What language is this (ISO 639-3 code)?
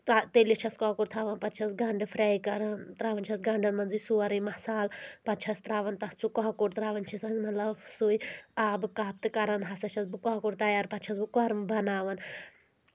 kas